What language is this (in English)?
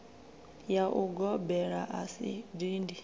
Venda